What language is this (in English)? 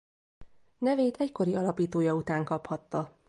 Hungarian